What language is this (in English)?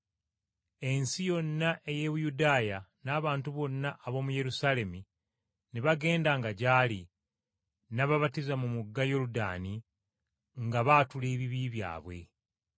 Ganda